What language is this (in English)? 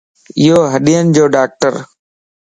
Lasi